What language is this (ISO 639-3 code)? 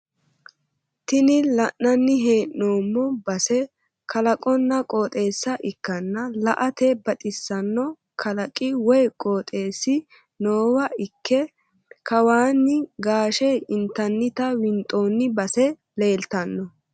sid